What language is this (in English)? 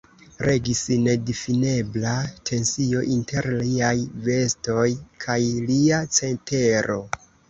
Esperanto